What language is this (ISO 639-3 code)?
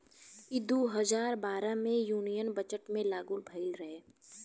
bho